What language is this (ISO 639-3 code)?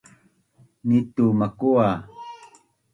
bnn